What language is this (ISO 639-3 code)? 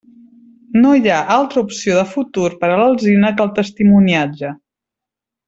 cat